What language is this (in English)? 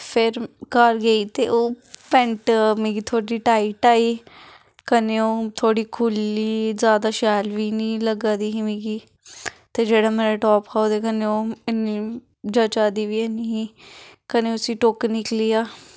Dogri